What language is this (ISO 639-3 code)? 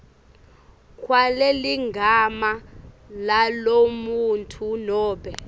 ssw